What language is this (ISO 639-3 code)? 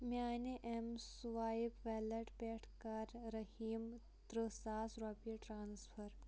kas